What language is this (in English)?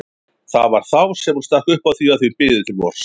Icelandic